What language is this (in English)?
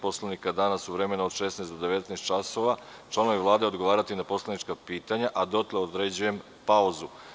Serbian